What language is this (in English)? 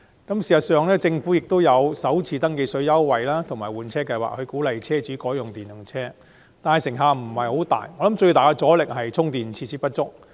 Cantonese